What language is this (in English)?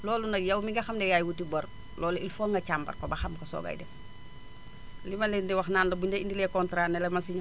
Wolof